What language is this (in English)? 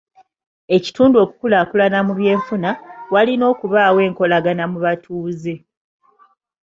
Ganda